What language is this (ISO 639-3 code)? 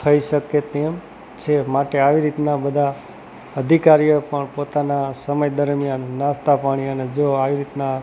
guj